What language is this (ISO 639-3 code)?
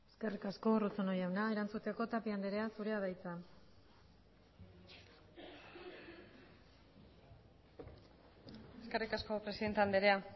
eus